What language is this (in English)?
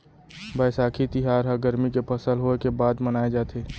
Chhattisgarhi